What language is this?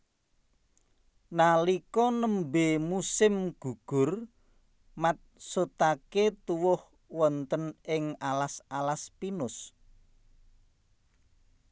Javanese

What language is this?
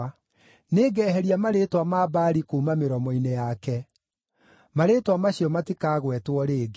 Kikuyu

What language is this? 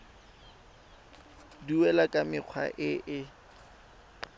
Tswana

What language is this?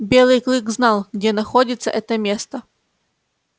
Russian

